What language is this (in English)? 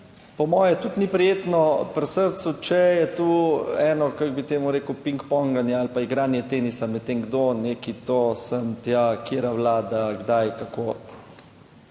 Slovenian